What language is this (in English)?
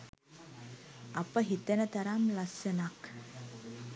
Sinhala